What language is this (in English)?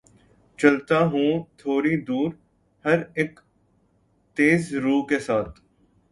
Urdu